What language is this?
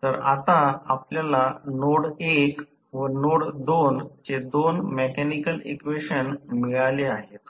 Marathi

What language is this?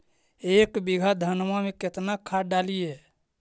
Magahi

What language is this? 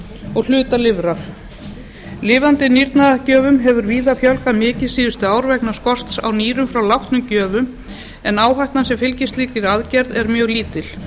Icelandic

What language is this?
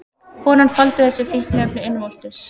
Icelandic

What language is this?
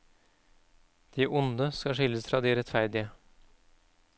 Norwegian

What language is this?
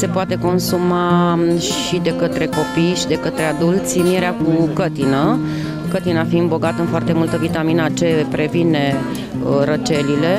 Romanian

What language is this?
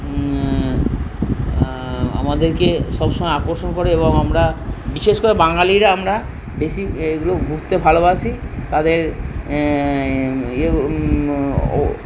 Bangla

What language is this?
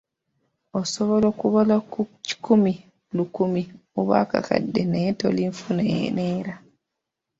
Ganda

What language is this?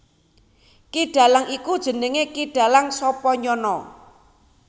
Javanese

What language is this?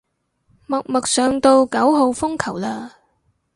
Cantonese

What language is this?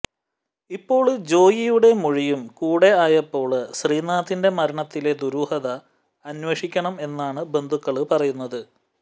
Malayalam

